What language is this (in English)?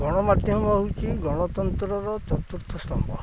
Odia